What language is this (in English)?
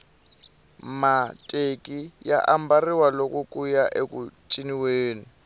Tsonga